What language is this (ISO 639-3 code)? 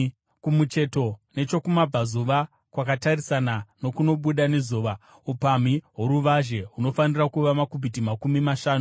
sna